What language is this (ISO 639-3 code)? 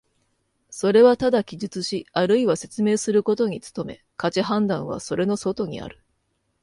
jpn